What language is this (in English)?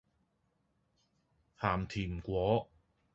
Cantonese